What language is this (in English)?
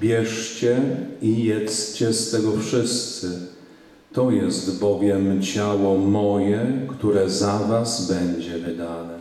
Polish